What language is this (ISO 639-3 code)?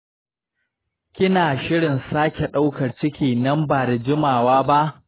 hau